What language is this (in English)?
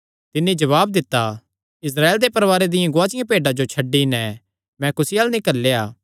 Kangri